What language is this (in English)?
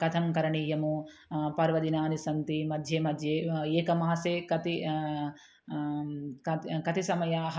Sanskrit